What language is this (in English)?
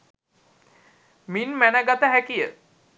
Sinhala